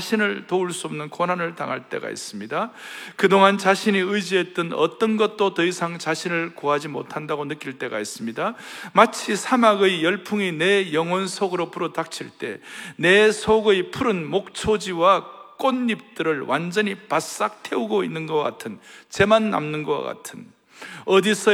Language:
Korean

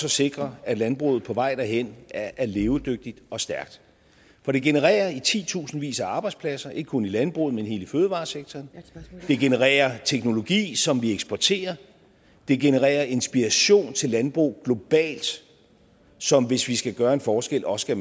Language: Danish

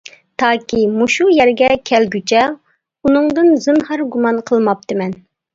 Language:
Uyghur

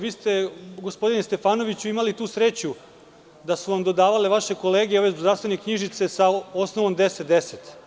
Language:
Serbian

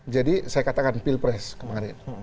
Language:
Indonesian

